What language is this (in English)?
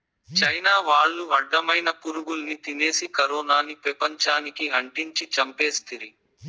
Telugu